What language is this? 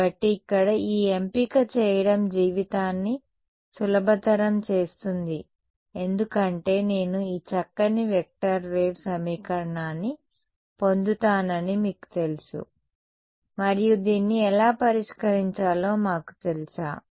Telugu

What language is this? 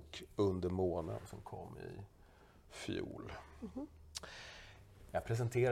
Swedish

